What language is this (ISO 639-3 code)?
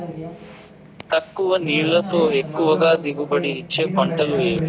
tel